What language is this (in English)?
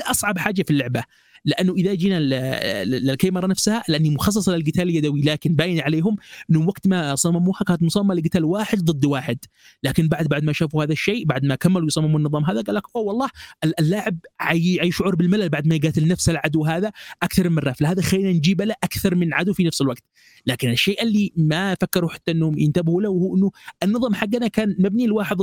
Arabic